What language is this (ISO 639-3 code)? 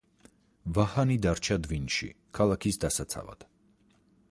kat